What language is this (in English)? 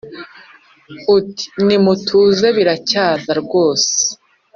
Kinyarwanda